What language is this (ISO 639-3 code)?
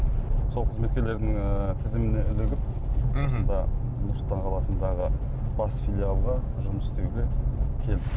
kaz